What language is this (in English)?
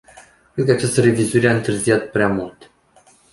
Romanian